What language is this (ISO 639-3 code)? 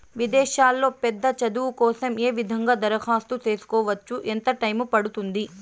tel